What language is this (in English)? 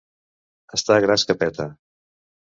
Catalan